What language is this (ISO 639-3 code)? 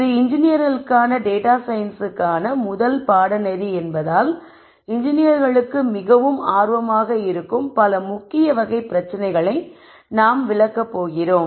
tam